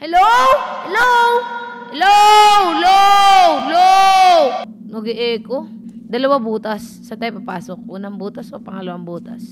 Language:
Filipino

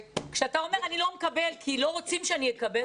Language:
Hebrew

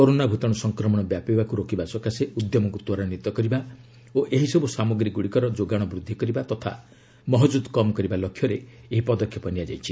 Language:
Odia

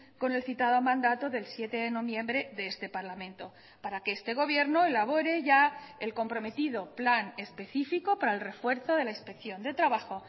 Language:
Spanish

